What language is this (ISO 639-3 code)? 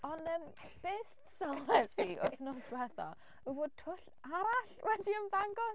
cym